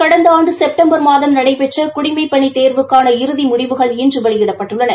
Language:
Tamil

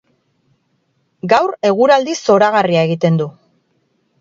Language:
Basque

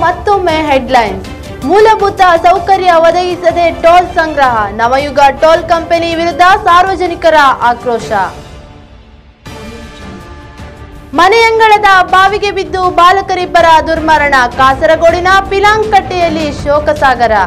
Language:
Italian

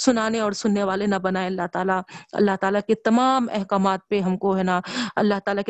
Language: Urdu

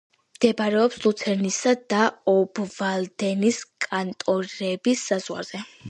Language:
Georgian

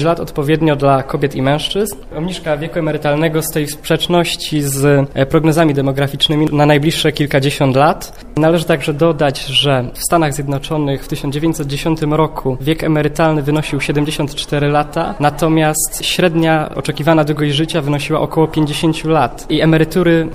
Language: Polish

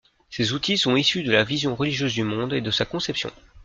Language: French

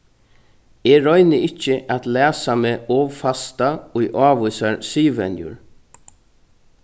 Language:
Faroese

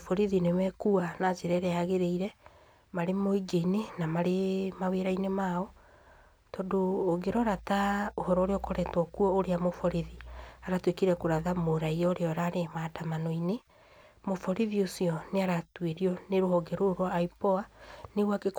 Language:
Kikuyu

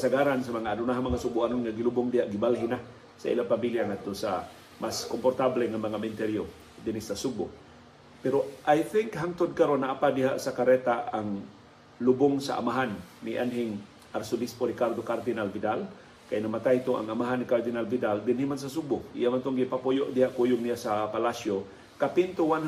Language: Filipino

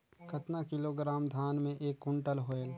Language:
Chhattisgarhi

